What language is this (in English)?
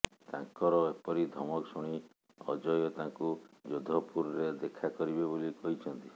Odia